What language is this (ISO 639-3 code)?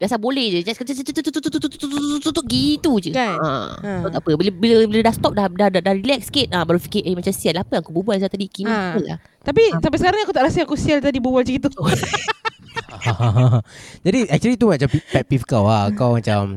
msa